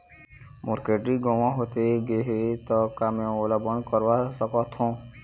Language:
Chhattisgarhi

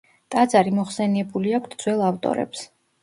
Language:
Georgian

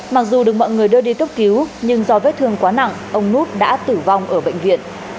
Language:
Vietnamese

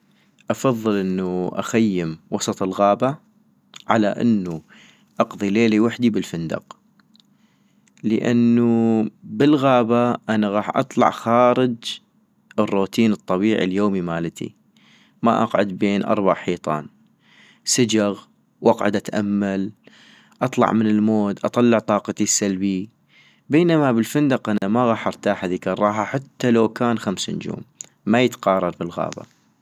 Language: North Mesopotamian Arabic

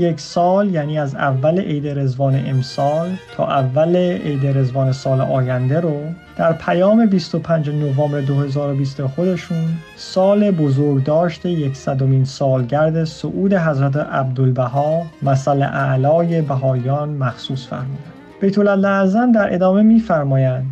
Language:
Persian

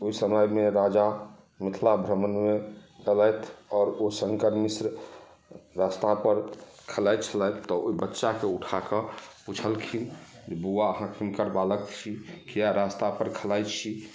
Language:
Maithili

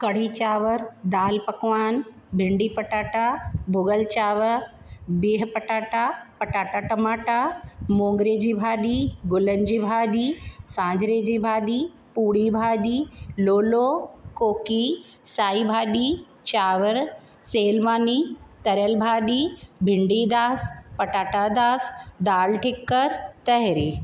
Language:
Sindhi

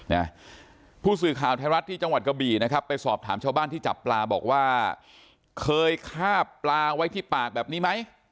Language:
Thai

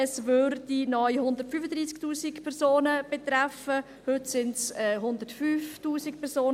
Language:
Swiss German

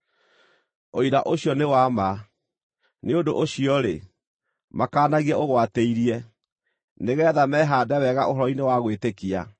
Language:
Kikuyu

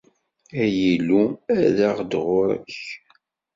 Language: Kabyle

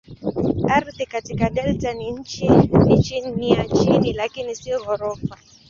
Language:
Swahili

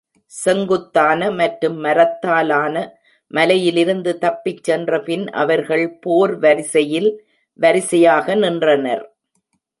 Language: Tamil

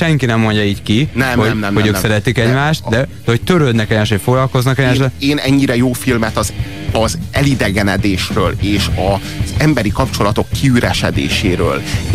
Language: Hungarian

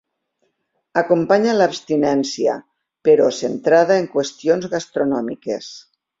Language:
Catalan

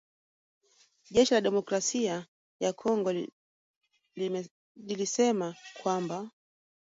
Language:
Swahili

